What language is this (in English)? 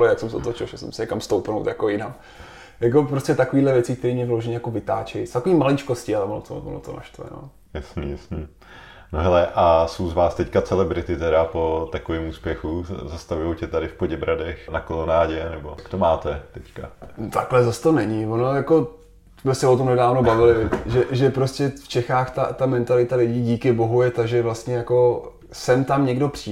Czech